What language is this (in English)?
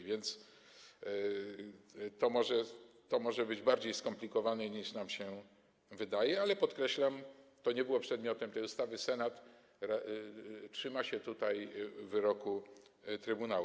Polish